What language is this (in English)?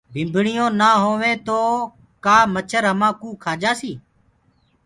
Gurgula